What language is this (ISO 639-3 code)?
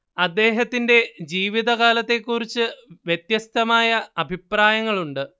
mal